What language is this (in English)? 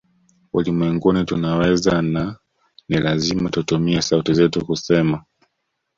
Swahili